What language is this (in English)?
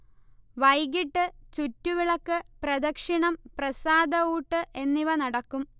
Malayalam